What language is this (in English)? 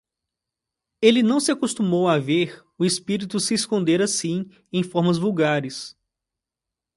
Portuguese